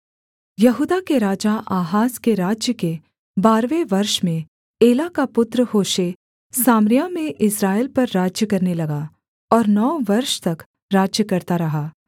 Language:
Hindi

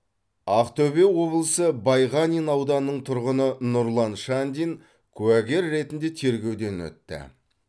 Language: Kazakh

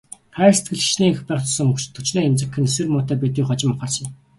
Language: Mongolian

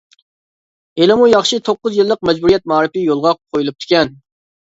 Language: Uyghur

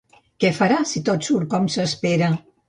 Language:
Catalan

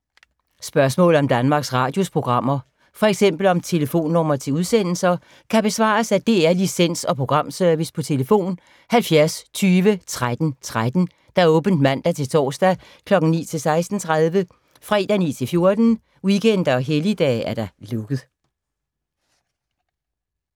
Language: Danish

